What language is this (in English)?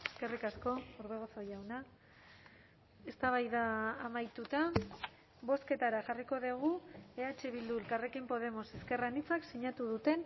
Basque